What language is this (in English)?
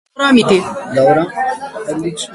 Slovenian